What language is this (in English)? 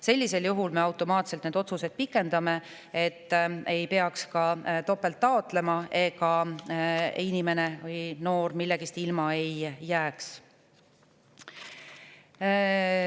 Estonian